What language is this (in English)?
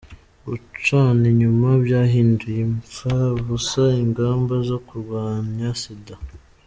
Kinyarwanda